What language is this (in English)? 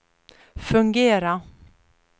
Swedish